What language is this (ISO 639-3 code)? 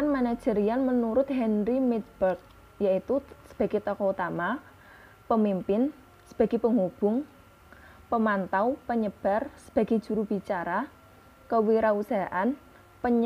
ind